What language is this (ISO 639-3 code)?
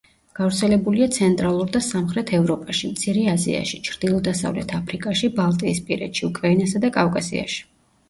kat